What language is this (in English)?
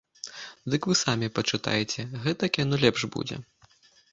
Belarusian